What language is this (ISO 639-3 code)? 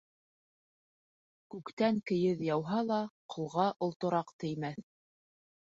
bak